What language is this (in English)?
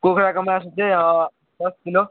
Nepali